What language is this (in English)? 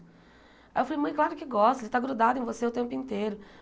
Portuguese